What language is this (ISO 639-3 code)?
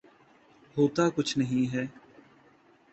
urd